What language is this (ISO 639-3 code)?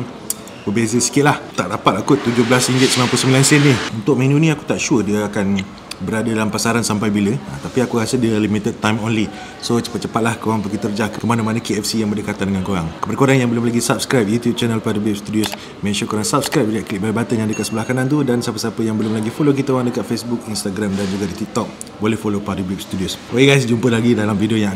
msa